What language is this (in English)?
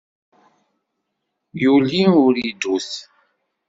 Kabyle